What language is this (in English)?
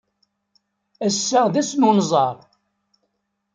Kabyle